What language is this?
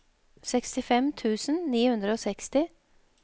Norwegian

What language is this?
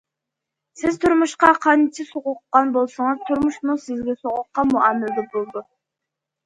Uyghur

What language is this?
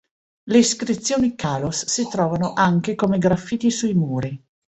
Italian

